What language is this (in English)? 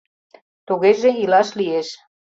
Mari